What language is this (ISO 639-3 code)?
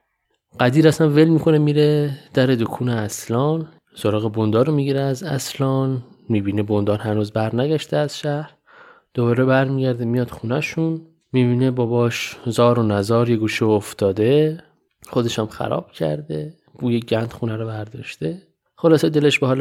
fas